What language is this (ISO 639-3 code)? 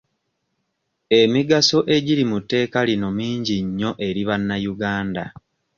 lug